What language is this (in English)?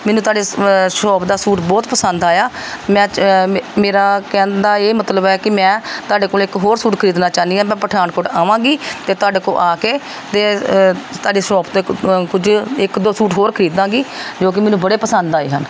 Punjabi